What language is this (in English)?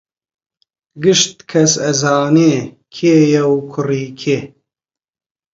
Central Kurdish